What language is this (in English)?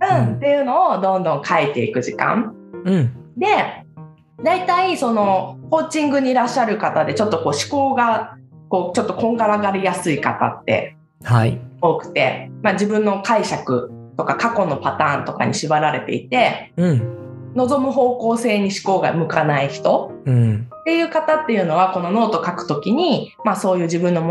Japanese